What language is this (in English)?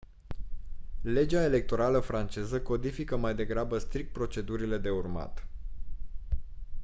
Romanian